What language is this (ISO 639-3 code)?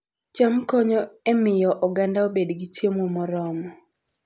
luo